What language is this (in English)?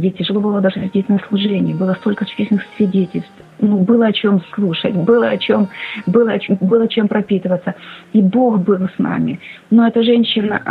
Russian